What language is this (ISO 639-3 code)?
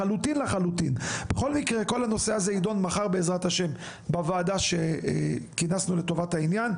heb